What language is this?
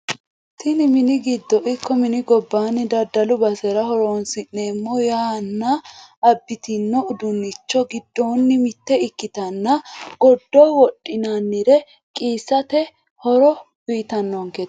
Sidamo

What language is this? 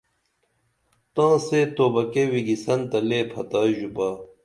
Dameli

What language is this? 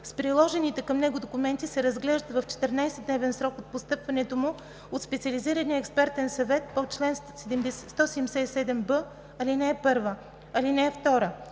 Bulgarian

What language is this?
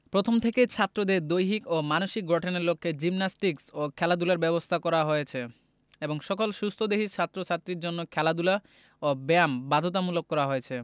Bangla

